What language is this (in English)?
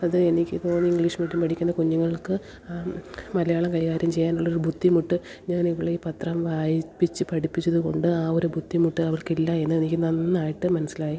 Malayalam